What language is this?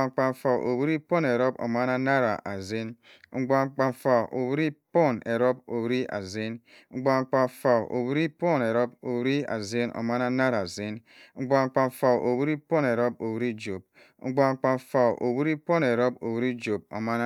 Cross River Mbembe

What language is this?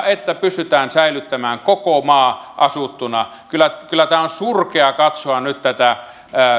Finnish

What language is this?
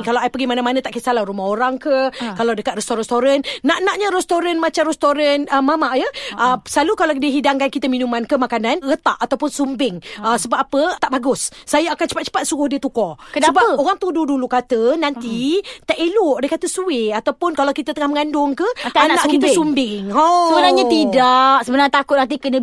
Malay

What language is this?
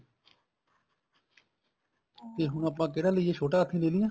Punjabi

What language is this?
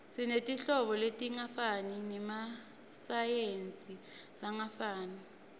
Swati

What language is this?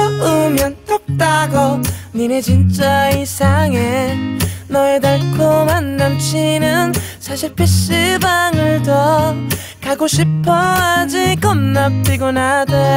Korean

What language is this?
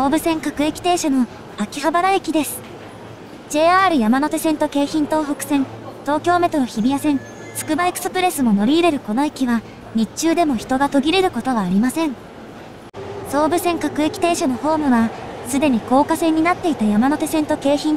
Japanese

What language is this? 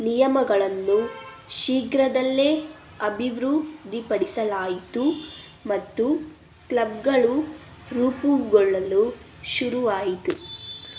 Kannada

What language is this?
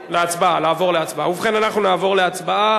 Hebrew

